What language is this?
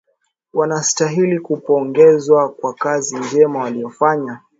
Swahili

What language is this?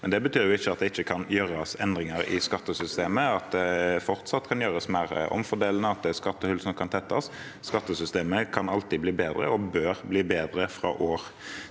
Norwegian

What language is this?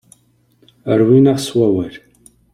Kabyle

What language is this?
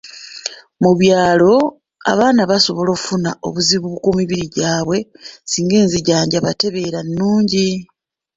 Ganda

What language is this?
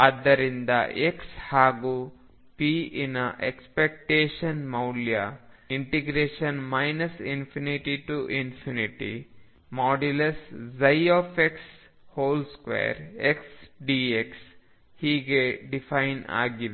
Kannada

